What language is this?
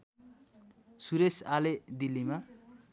Nepali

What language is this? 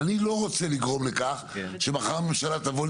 Hebrew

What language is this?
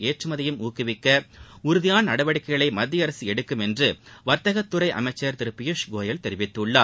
Tamil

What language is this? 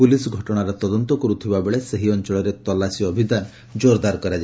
Odia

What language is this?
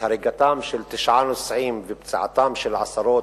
Hebrew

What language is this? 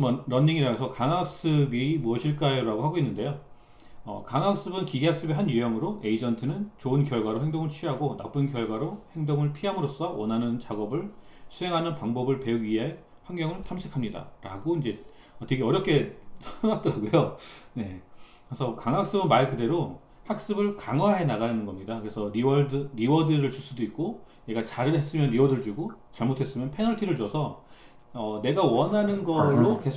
Korean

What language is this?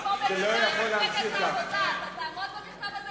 Hebrew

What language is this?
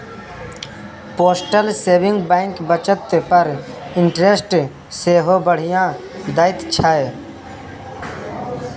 Maithili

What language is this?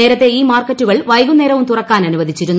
Malayalam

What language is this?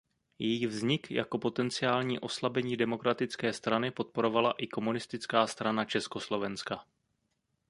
Czech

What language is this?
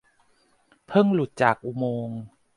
Thai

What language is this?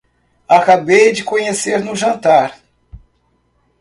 Portuguese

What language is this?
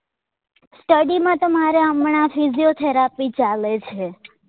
Gujarati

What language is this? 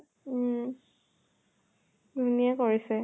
Assamese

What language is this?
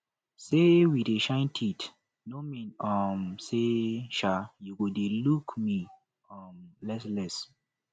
Nigerian Pidgin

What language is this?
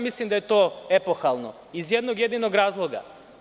Serbian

